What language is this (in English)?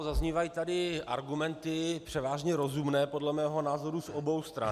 Czech